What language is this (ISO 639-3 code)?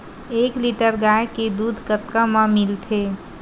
hne